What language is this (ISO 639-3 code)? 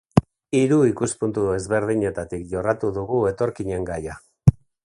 eus